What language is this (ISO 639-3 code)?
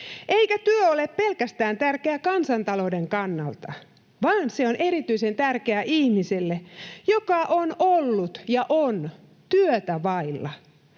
fin